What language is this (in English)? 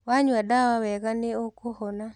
Kikuyu